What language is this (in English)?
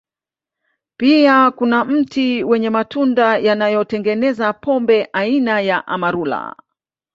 Swahili